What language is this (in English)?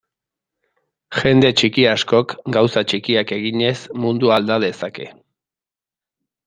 Basque